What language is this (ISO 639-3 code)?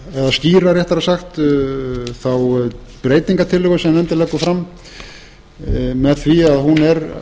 isl